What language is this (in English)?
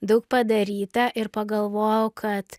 Lithuanian